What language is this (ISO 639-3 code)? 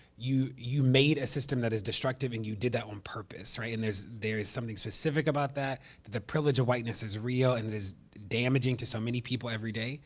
eng